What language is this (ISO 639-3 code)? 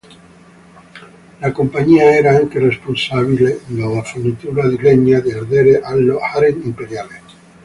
ita